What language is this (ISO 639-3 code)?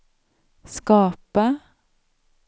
swe